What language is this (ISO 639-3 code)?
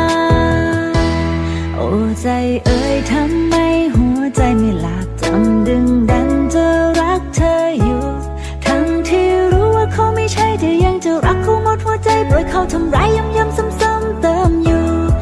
tha